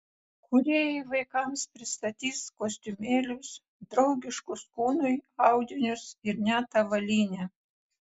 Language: Lithuanian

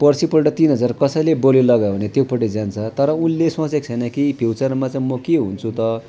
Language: Nepali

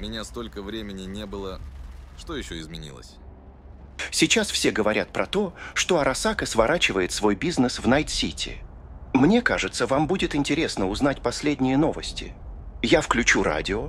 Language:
Russian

